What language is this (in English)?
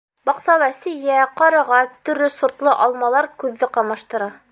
Bashkir